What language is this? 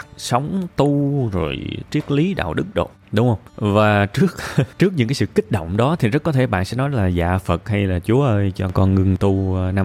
Vietnamese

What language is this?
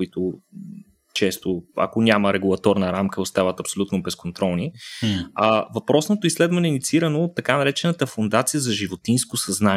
Bulgarian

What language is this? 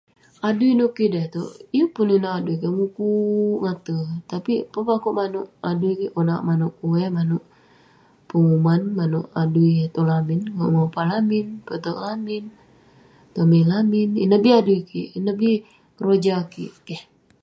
Western Penan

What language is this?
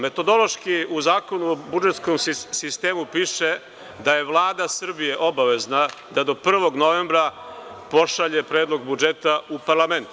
Serbian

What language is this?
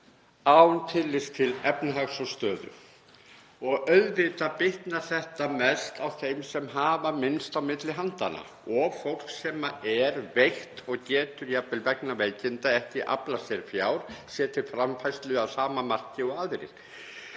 Icelandic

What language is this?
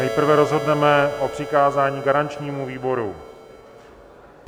Czech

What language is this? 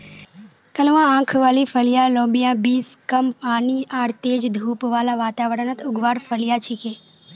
Magahi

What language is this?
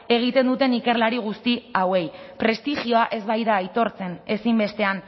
Basque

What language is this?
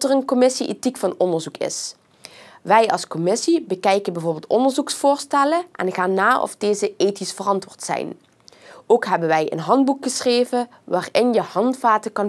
Dutch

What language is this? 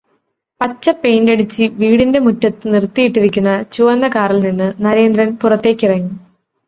Malayalam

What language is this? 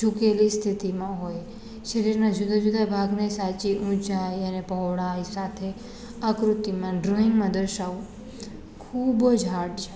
Gujarati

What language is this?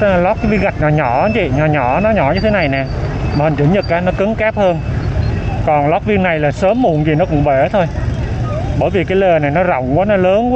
Vietnamese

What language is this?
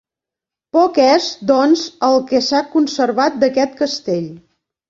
Catalan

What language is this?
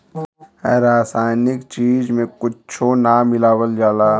Bhojpuri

